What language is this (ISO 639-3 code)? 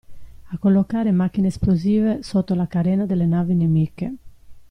ita